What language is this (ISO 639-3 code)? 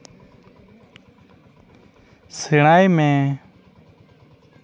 sat